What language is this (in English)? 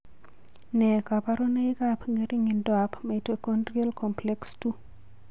Kalenjin